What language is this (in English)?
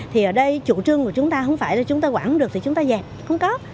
Vietnamese